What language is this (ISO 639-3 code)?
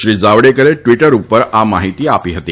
guj